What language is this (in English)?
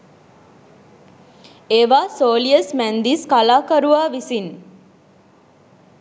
Sinhala